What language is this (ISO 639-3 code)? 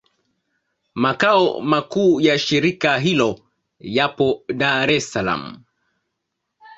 swa